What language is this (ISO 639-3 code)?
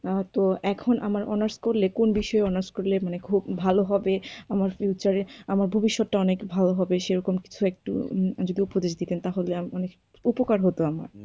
ben